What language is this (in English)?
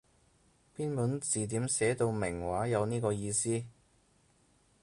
Cantonese